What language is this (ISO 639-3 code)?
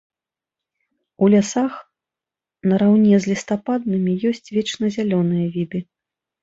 bel